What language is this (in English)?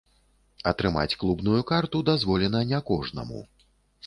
Belarusian